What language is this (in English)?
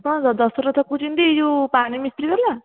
Odia